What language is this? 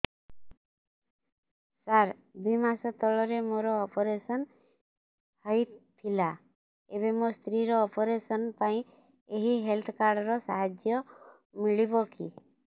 Odia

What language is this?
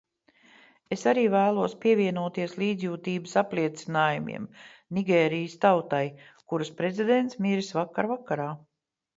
Latvian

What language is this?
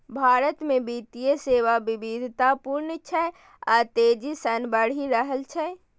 Maithili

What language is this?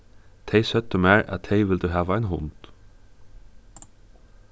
Faroese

